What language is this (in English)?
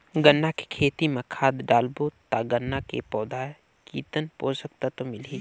Chhattisgarhi